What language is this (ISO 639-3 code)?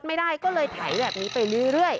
tha